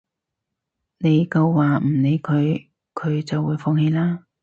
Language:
Cantonese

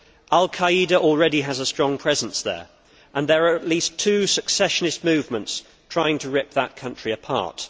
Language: English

